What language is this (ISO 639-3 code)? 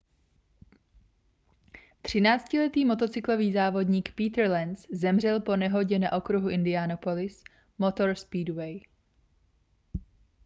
ces